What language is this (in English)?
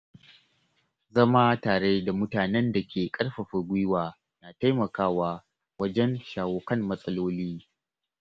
Hausa